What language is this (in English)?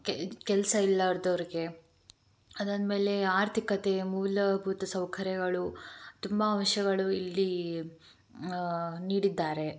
Kannada